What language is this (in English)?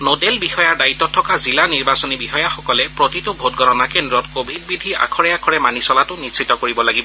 Assamese